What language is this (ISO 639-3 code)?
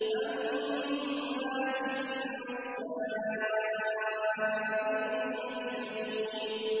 ara